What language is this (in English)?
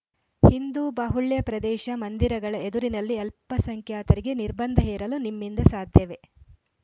Kannada